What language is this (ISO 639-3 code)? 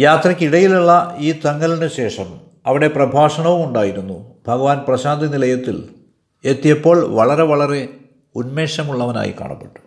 mal